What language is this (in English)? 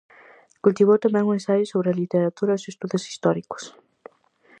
Galician